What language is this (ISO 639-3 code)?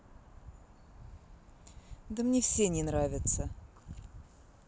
rus